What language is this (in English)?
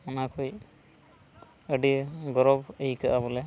Santali